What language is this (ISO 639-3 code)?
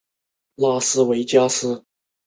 zho